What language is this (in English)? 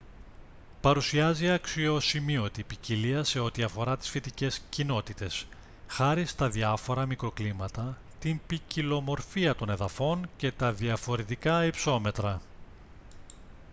Greek